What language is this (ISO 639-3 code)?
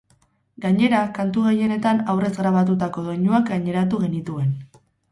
eus